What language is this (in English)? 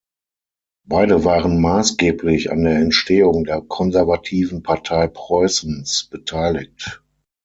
German